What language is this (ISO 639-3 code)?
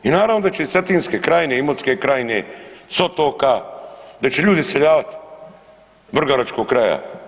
hrv